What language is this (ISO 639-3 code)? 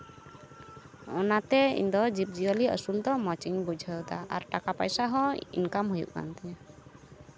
sat